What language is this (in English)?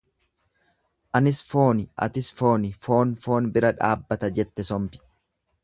Oromo